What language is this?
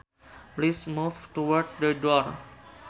Sundanese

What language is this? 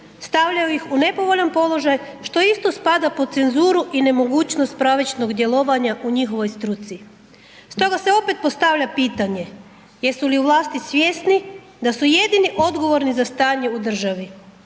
Croatian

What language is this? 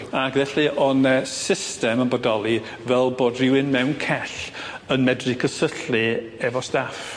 Welsh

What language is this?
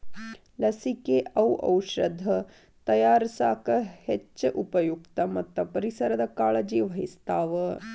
Kannada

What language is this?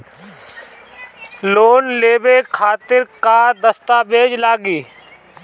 Bhojpuri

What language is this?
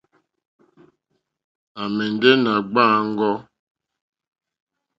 Mokpwe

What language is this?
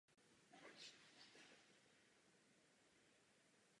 Czech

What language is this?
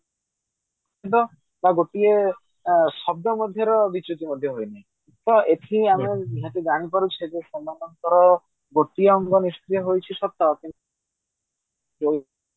Odia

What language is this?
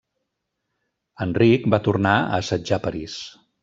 Catalan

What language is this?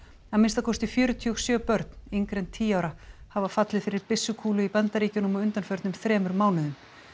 Icelandic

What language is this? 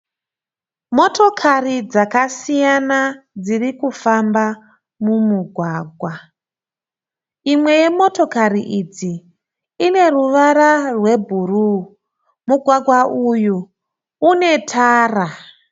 Shona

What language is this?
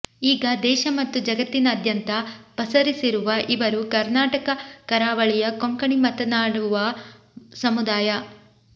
Kannada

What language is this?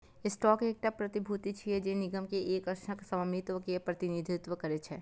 Maithili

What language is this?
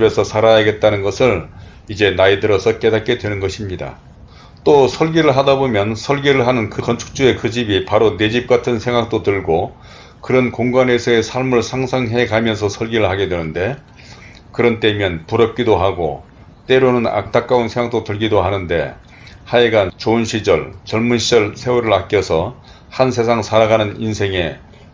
Korean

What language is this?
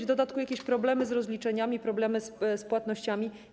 Polish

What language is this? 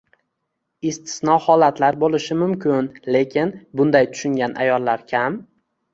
Uzbek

